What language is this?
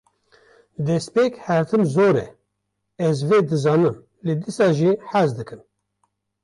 Kurdish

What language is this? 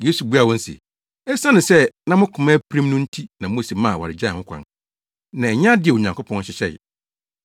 Akan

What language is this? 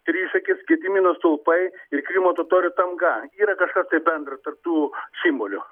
Lithuanian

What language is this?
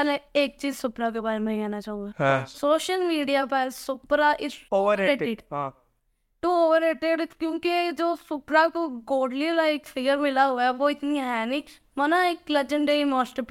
Urdu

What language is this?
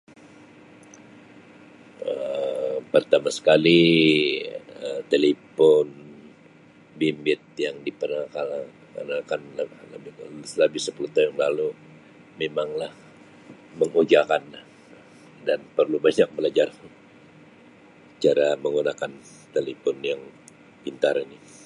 Sabah Malay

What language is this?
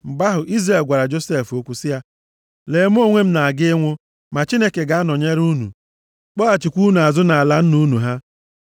Igbo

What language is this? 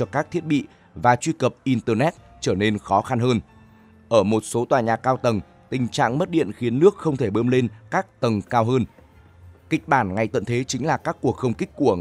Vietnamese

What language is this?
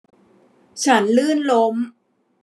Thai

